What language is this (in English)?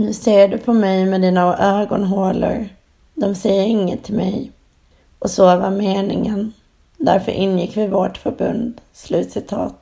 Swedish